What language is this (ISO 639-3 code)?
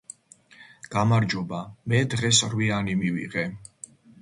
kat